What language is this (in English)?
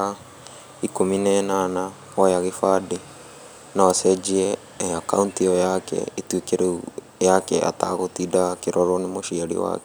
Kikuyu